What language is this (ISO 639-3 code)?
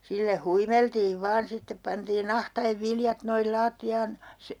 fin